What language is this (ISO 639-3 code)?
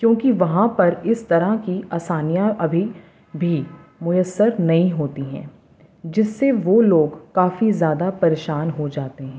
urd